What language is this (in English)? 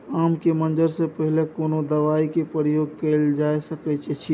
Maithili